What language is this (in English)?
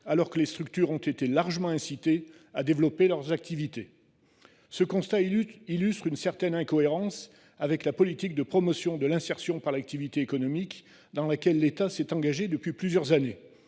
French